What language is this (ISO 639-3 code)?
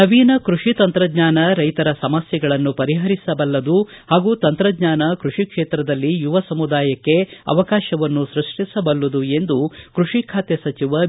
kan